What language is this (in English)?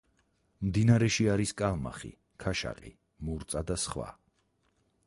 Georgian